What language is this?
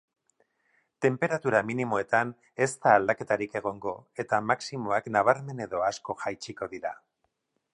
Basque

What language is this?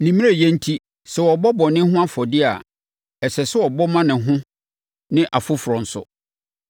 Akan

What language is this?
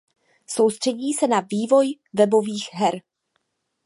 Czech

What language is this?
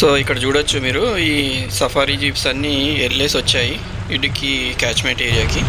Telugu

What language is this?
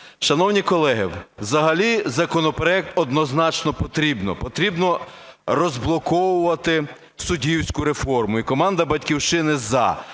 Ukrainian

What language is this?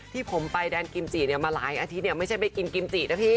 Thai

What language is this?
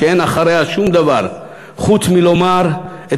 Hebrew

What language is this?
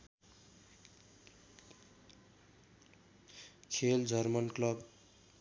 Nepali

